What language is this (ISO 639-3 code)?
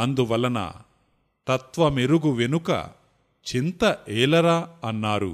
tel